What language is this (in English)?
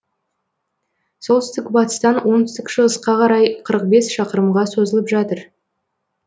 Kazakh